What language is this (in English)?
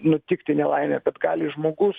Lithuanian